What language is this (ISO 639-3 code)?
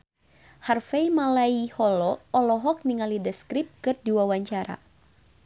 sun